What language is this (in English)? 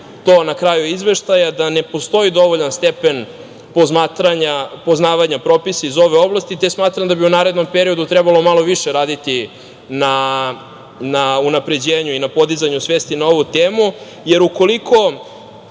Serbian